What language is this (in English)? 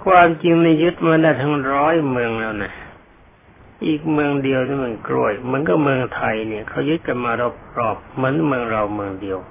Thai